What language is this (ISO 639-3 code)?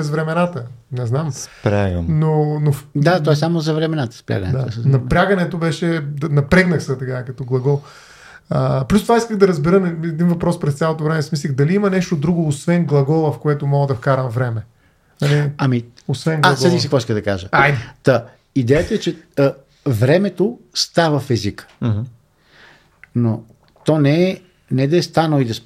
bul